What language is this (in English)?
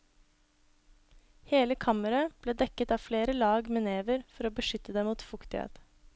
Norwegian